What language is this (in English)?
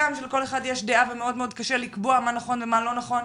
Hebrew